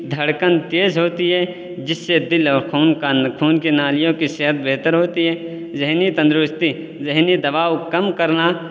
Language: Urdu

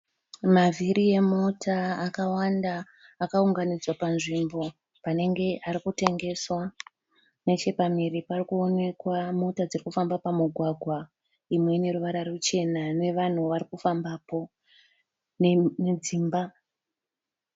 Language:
Shona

